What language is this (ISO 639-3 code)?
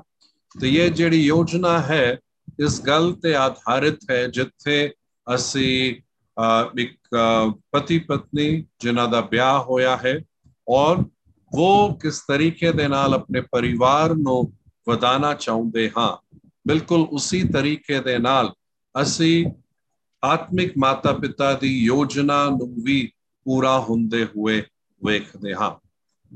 hin